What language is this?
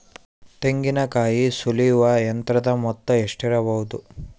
Kannada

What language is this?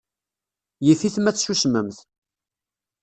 Kabyle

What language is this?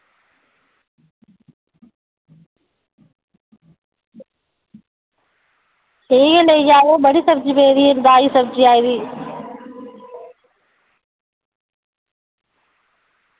Dogri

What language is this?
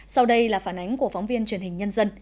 Vietnamese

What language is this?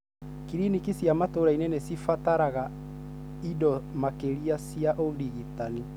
Kikuyu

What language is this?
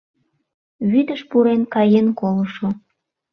Mari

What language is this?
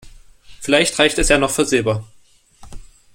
German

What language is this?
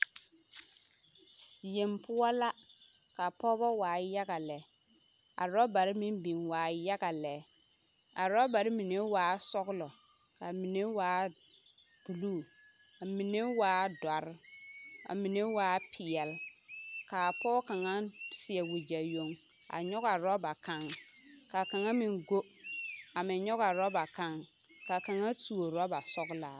Southern Dagaare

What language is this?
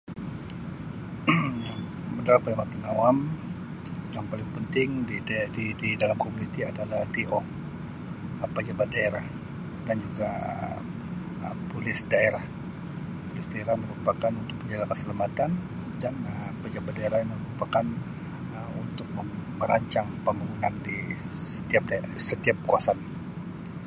Sabah Malay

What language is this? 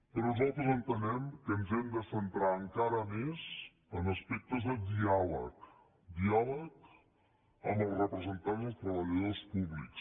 Catalan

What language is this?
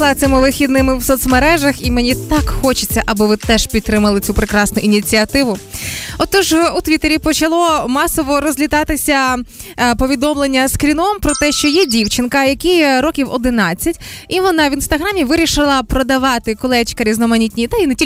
Ukrainian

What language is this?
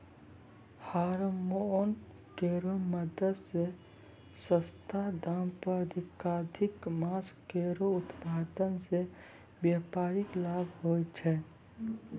Maithili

